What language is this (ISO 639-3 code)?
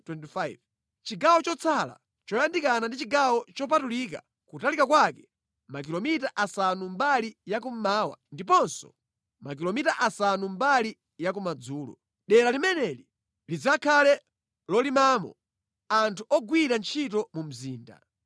nya